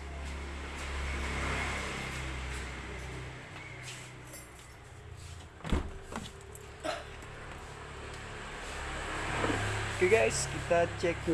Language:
Indonesian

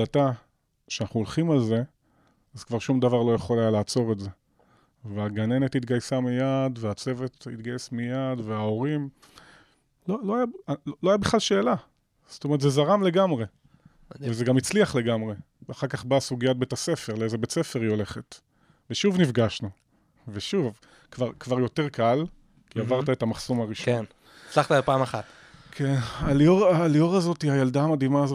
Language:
Hebrew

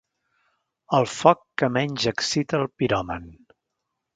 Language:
Catalan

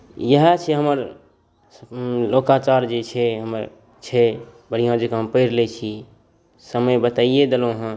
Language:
Maithili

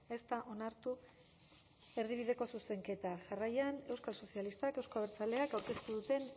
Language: Basque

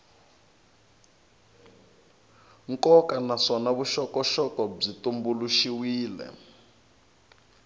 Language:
Tsonga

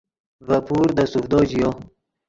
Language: Yidgha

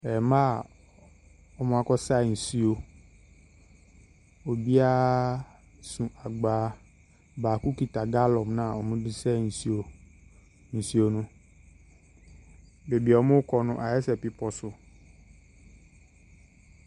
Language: Akan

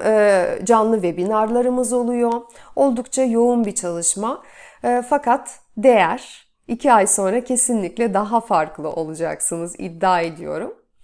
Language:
Turkish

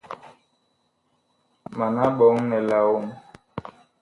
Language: Bakoko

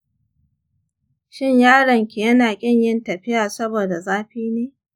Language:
Hausa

